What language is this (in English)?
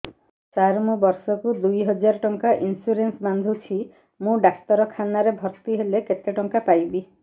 Odia